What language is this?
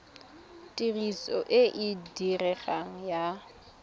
Tswana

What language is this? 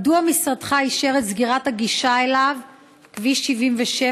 Hebrew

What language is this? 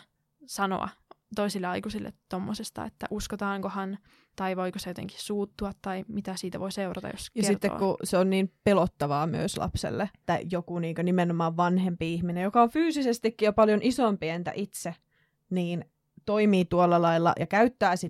Finnish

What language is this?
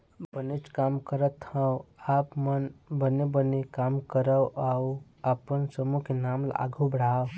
Chhattisgarhi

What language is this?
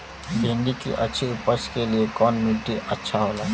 Bhojpuri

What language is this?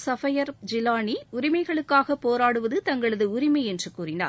Tamil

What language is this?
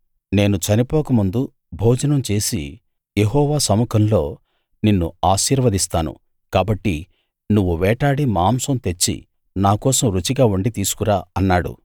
Telugu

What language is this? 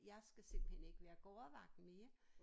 Danish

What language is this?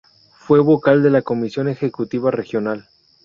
Spanish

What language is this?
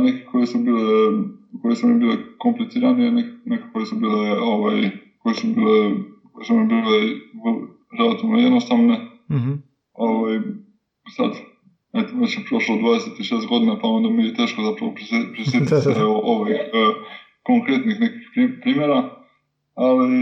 Croatian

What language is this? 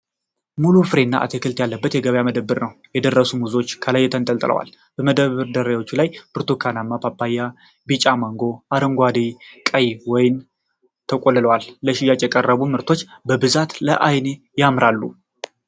Amharic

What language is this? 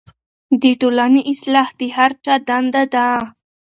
Pashto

